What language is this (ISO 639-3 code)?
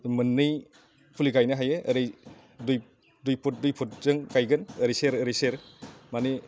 brx